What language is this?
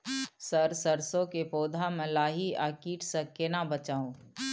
Maithili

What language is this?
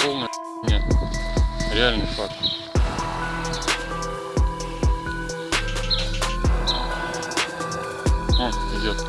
Russian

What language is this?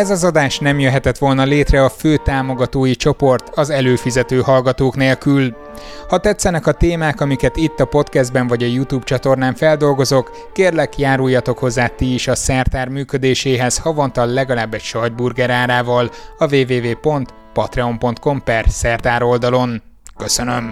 Hungarian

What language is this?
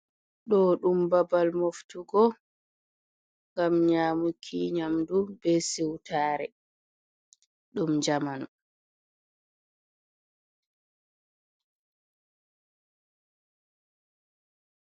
Fula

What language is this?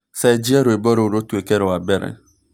Kikuyu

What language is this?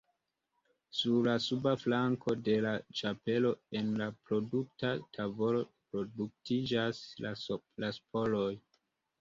Esperanto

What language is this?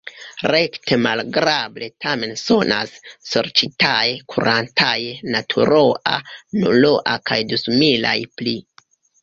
Esperanto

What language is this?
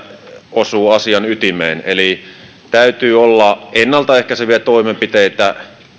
Finnish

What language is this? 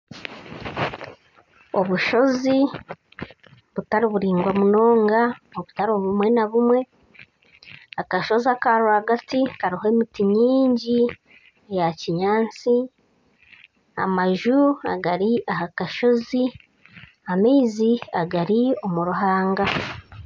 Nyankole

